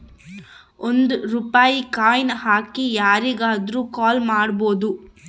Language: Kannada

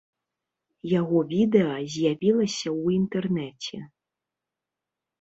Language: Belarusian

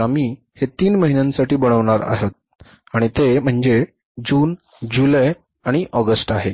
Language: Marathi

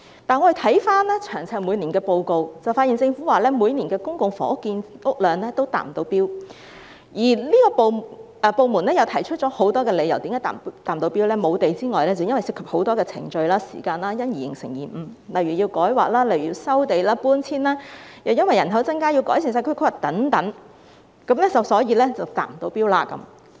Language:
Cantonese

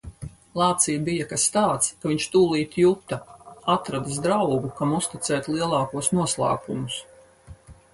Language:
Latvian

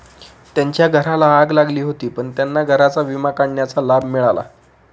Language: Marathi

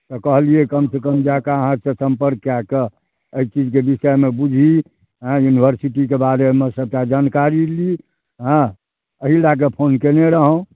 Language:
Maithili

